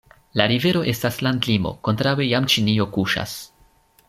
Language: Esperanto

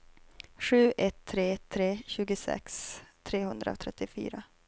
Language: Swedish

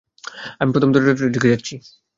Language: Bangla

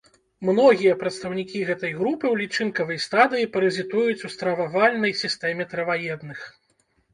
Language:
Belarusian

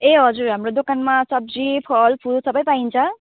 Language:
Nepali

